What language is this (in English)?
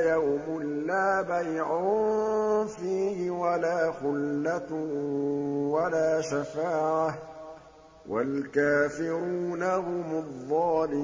Arabic